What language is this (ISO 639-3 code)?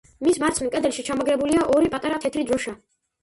kat